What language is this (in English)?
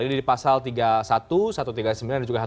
Indonesian